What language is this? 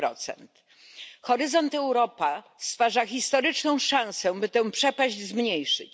Polish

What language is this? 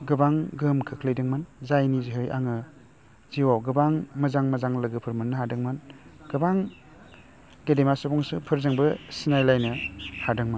Bodo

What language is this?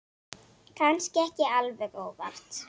Icelandic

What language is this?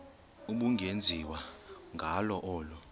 Xhosa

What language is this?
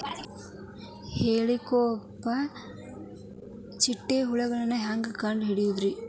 Kannada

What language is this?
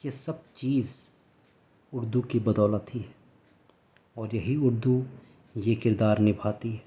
Urdu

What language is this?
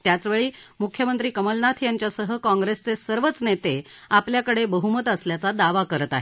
Marathi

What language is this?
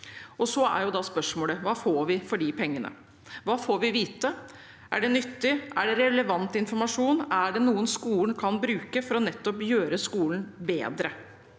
Norwegian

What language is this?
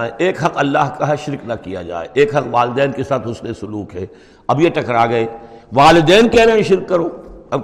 Urdu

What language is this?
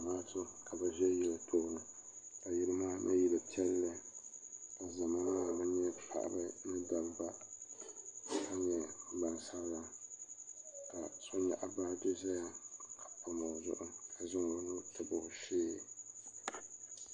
Dagbani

